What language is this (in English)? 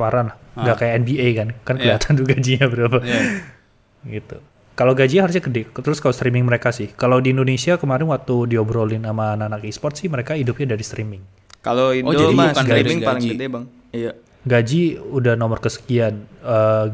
Indonesian